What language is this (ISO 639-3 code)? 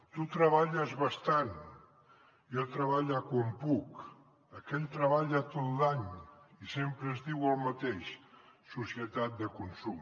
cat